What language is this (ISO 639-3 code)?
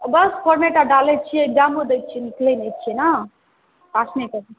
mai